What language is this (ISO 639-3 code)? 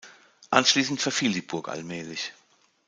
deu